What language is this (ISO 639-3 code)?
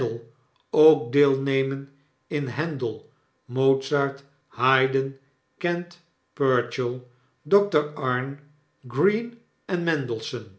nld